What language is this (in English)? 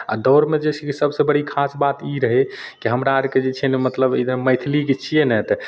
Maithili